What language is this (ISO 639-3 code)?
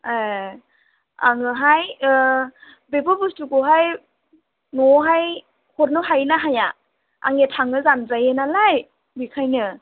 brx